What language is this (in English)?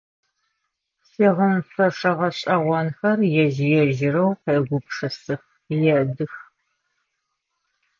Adyghe